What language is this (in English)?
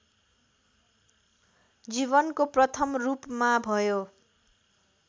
Nepali